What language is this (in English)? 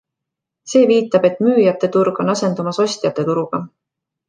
Estonian